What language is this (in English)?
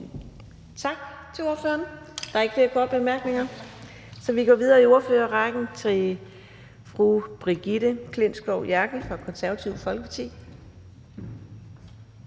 Danish